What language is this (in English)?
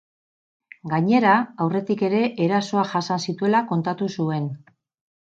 Basque